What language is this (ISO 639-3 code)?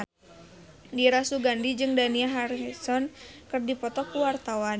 sun